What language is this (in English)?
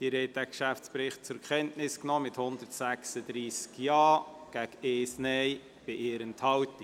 Swiss German